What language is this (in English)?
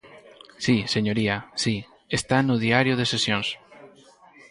Galician